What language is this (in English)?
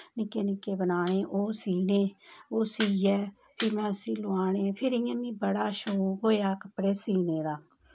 Dogri